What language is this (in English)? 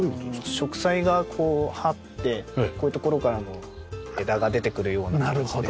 Japanese